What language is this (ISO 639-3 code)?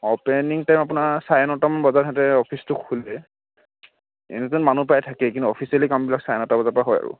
asm